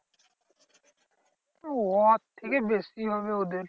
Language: Bangla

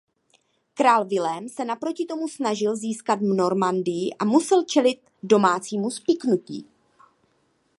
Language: Czech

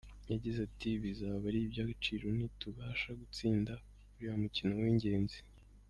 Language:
Kinyarwanda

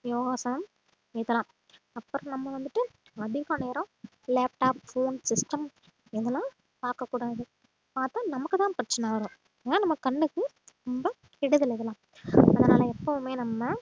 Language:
Tamil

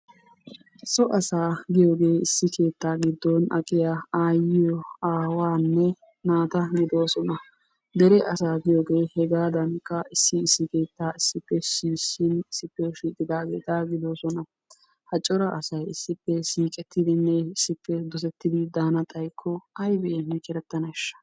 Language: Wolaytta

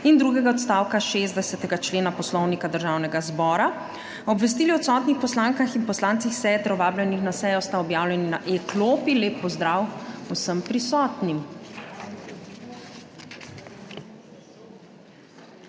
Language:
Slovenian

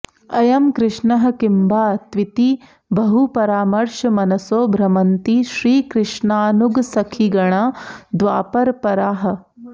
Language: Sanskrit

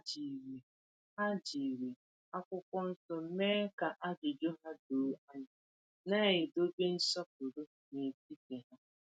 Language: Igbo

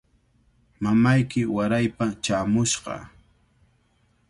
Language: Cajatambo North Lima Quechua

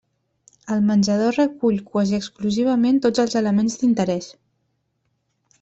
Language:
Catalan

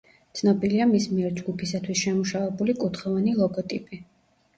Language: Georgian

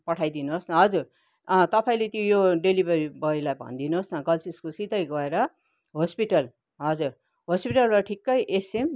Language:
Nepali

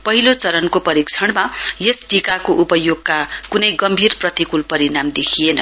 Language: Nepali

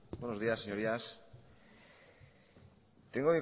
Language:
Spanish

